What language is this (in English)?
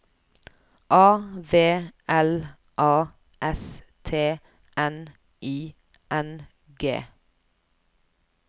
Norwegian